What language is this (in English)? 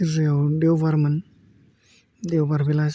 Bodo